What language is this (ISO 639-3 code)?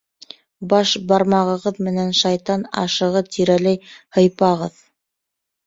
bak